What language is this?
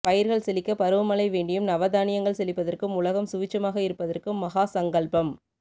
Tamil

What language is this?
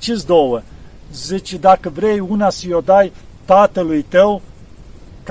Romanian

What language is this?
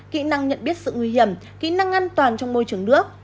Vietnamese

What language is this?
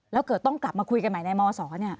Thai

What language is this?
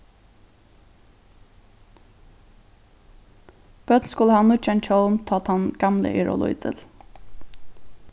Faroese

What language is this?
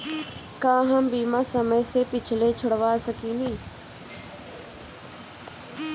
Bhojpuri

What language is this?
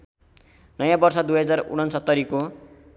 Nepali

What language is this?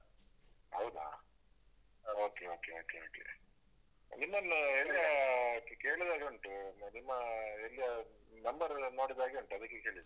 Kannada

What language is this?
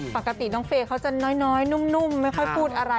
Thai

